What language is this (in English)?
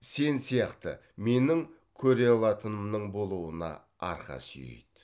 Kazakh